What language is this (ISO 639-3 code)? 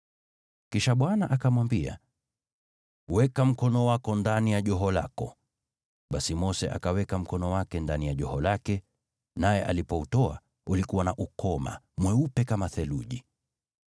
swa